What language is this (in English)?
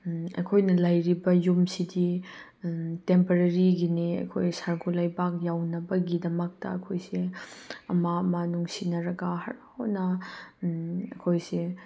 Manipuri